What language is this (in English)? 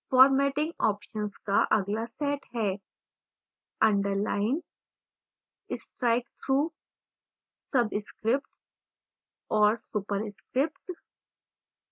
Hindi